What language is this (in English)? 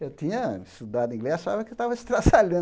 Portuguese